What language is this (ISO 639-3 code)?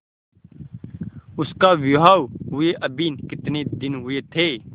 hin